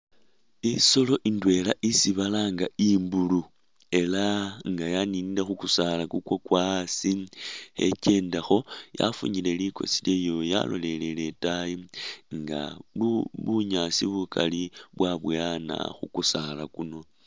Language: Masaaba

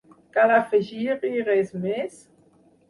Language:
Catalan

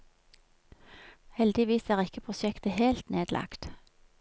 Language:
Norwegian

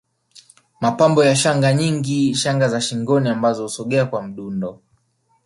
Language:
Swahili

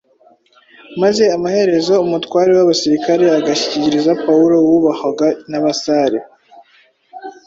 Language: Kinyarwanda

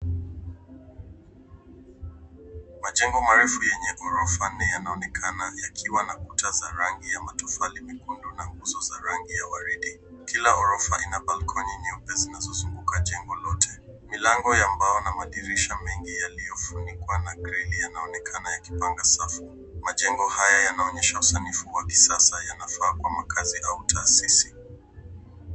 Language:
Swahili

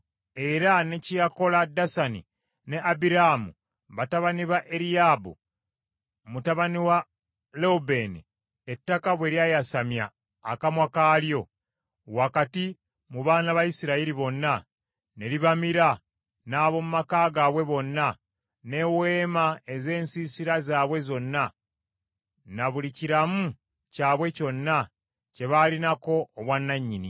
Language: Ganda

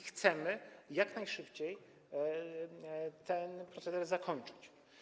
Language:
Polish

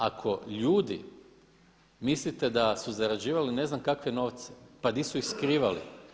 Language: Croatian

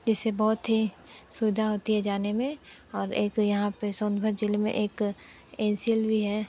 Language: Hindi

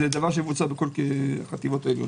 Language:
Hebrew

